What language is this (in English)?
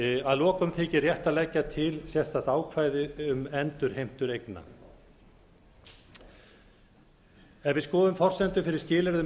Icelandic